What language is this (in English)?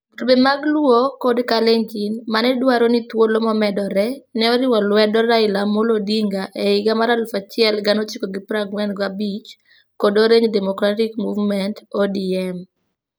Luo (Kenya and Tanzania)